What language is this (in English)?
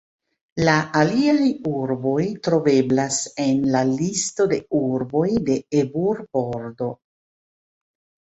Esperanto